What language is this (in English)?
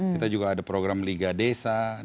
Indonesian